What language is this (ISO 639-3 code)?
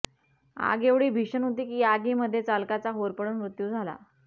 mar